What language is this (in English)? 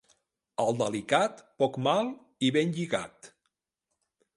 Catalan